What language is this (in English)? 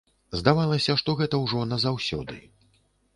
Belarusian